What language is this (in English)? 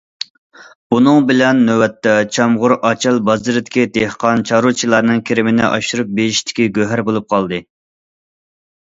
Uyghur